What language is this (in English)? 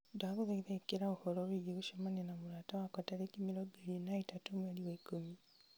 Kikuyu